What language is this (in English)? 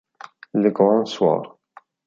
Italian